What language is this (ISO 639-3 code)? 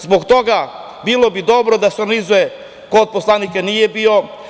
srp